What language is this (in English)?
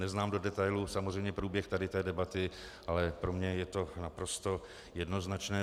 Czech